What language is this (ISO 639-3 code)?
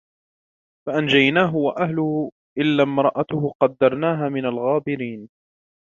ara